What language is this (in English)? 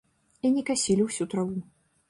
Belarusian